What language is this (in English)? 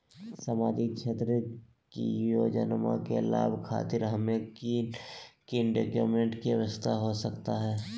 Magahi